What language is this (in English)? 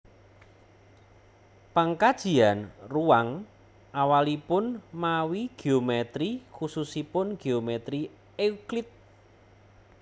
Javanese